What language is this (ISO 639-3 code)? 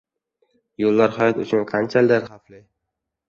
uzb